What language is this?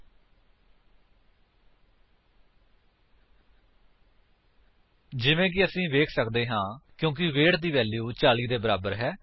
Punjabi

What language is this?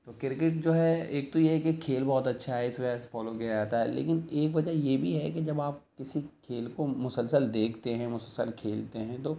Urdu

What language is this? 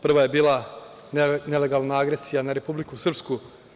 Serbian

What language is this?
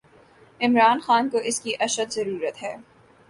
Urdu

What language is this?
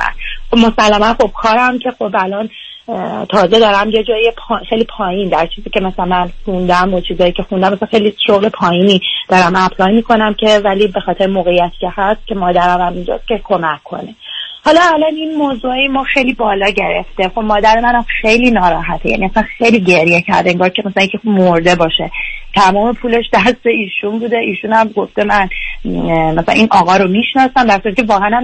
Persian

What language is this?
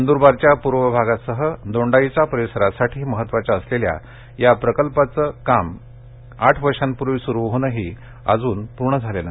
Marathi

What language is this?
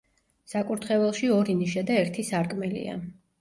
Georgian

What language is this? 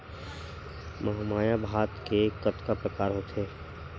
Chhattisgarhi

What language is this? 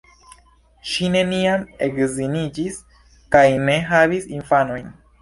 Esperanto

